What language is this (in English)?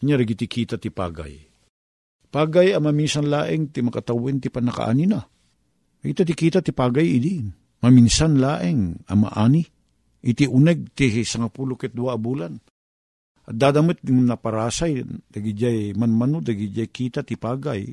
Filipino